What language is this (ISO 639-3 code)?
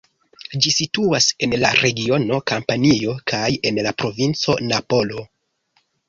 epo